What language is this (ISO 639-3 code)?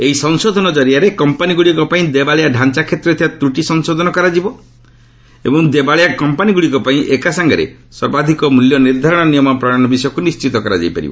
ori